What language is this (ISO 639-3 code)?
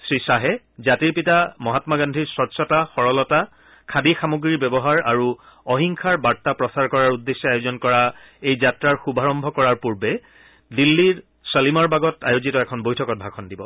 asm